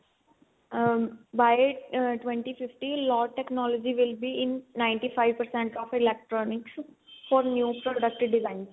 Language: Punjabi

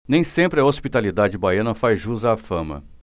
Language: Portuguese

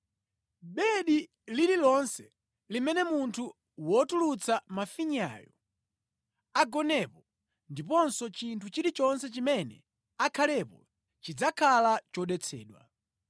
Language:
Nyanja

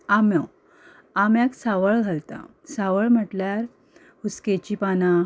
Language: Konkani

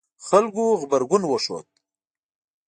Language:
Pashto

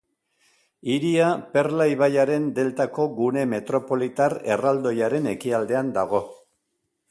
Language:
Basque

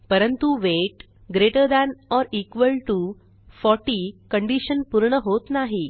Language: Marathi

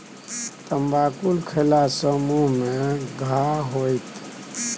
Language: Maithili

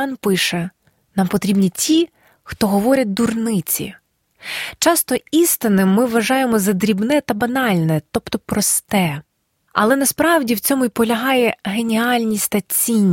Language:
Ukrainian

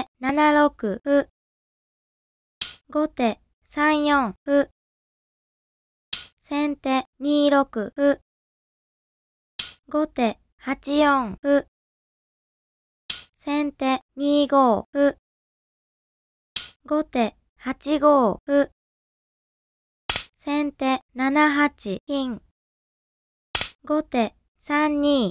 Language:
Japanese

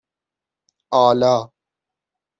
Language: Persian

